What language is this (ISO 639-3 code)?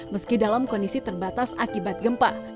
ind